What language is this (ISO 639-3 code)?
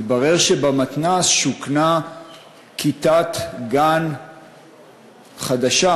heb